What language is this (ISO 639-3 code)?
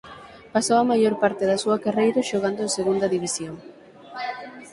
glg